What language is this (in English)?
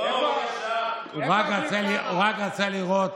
Hebrew